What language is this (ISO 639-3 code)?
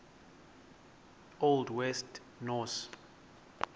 xho